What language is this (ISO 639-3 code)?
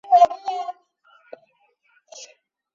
zho